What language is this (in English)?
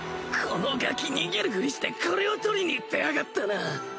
Japanese